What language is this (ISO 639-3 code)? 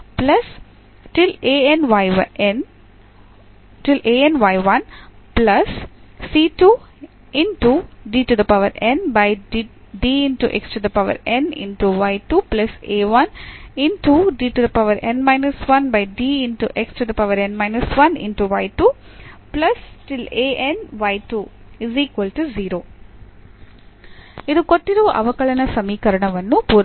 kan